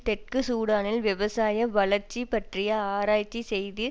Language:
Tamil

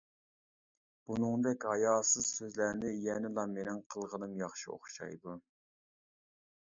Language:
Uyghur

